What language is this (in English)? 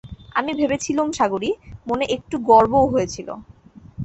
Bangla